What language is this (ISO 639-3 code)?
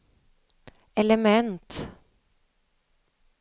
swe